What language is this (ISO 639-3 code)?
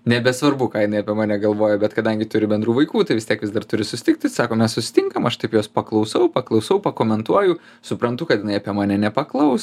lit